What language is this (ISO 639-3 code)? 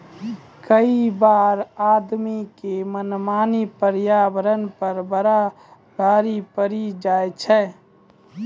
mai